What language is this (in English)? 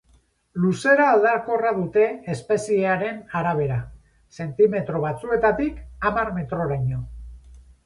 Basque